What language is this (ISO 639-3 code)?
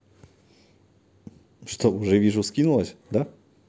rus